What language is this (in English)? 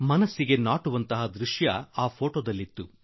Kannada